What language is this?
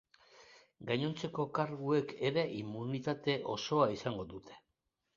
Basque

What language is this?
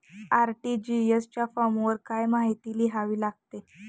Marathi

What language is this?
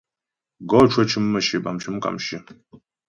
Ghomala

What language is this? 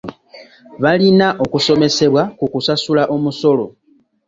Ganda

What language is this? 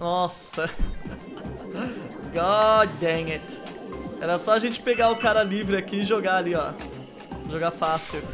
Portuguese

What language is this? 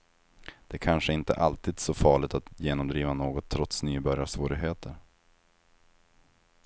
Swedish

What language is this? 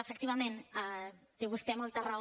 Catalan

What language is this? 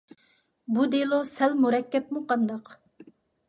Uyghur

